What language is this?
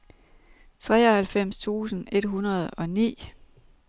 Danish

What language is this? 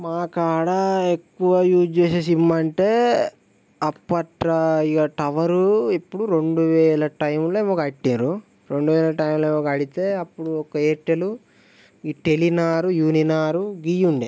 Telugu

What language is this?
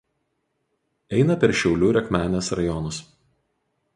Lithuanian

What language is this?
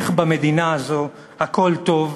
Hebrew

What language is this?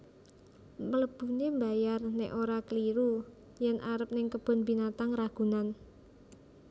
Javanese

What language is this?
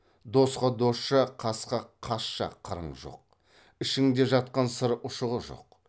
Kazakh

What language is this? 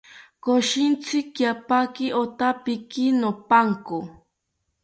South Ucayali Ashéninka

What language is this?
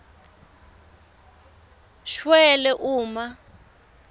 Swati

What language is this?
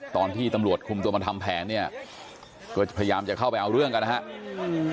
Thai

